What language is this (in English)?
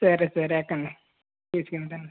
Telugu